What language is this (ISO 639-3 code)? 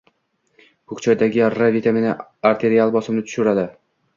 uzb